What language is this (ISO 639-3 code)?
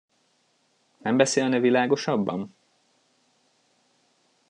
hun